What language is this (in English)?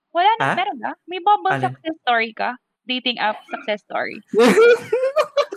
Filipino